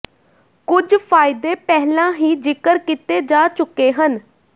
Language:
Punjabi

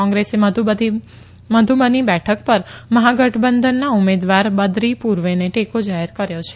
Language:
Gujarati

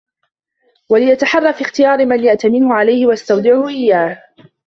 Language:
Arabic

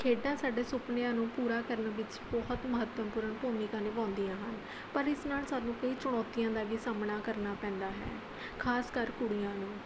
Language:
Punjabi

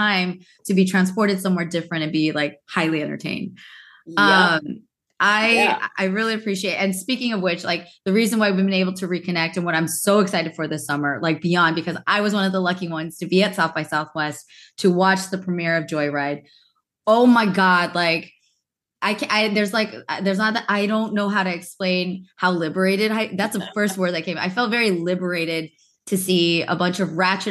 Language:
English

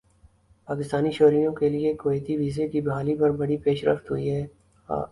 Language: Urdu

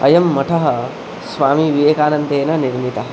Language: Sanskrit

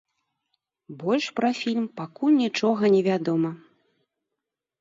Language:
Belarusian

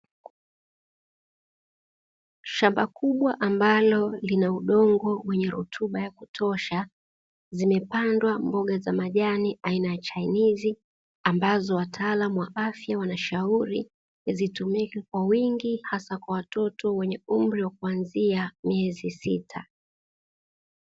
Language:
Swahili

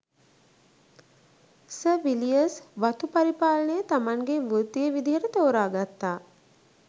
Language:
Sinhala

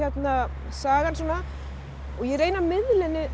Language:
Icelandic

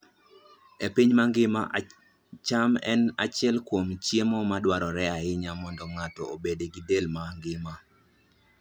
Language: Luo (Kenya and Tanzania)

